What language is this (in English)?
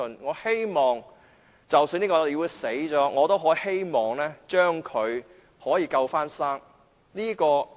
Cantonese